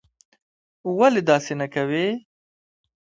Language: Pashto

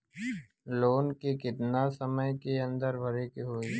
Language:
Bhojpuri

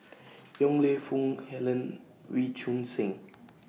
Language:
English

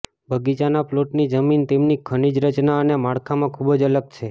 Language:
Gujarati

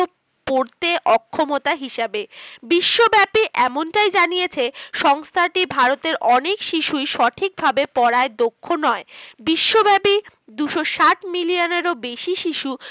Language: Bangla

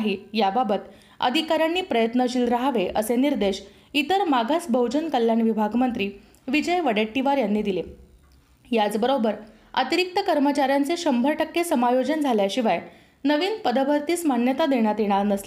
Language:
Marathi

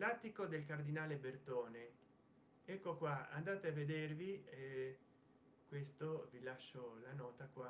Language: Italian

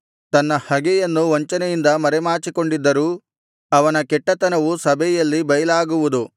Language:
Kannada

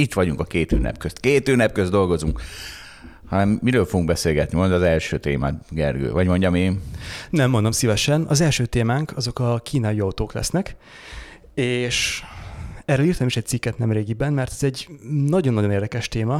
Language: Hungarian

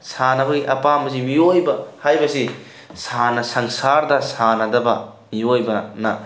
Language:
Manipuri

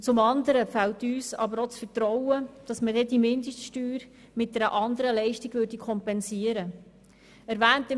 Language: Swiss German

